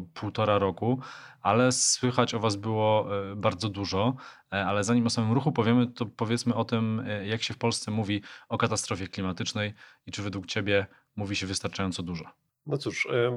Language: Polish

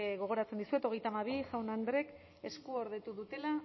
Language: Basque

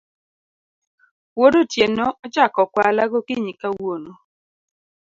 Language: Luo (Kenya and Tanzania)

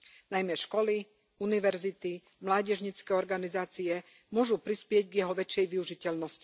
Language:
Slovak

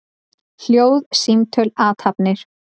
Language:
Icelandic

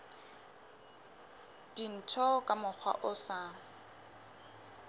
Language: Southern Sotho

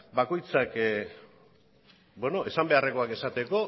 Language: Basque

